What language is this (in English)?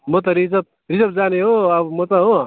Nepali